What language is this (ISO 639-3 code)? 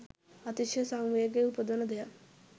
sin